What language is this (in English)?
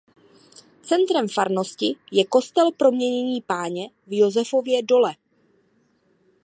Czech